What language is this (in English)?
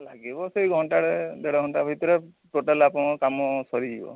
Odia